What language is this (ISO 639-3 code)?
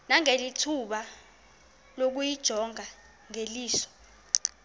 xho